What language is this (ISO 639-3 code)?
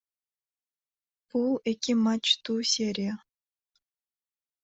kir